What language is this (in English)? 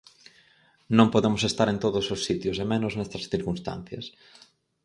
Galician